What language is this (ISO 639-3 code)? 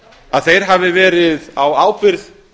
isl